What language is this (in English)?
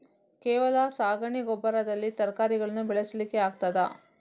Kannada